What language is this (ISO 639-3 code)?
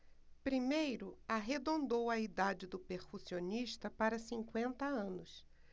por